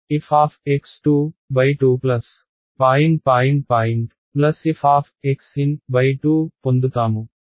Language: Telugu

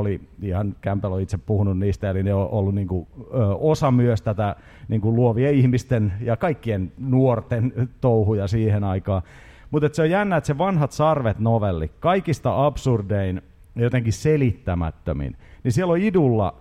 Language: Finnish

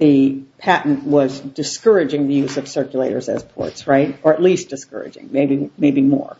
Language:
English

